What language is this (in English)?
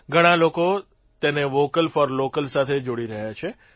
Gujarati